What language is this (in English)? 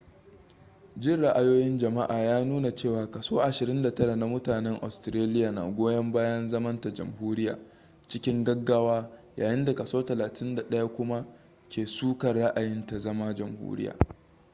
Hausa